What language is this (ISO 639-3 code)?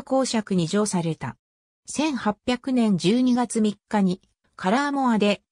jpn